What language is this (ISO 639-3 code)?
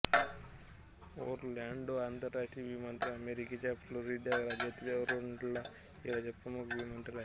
mar